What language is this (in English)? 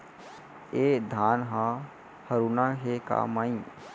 Chhattisgarhi